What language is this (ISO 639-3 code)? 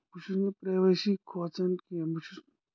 kas